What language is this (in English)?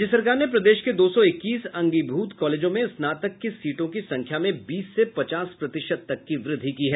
Hindi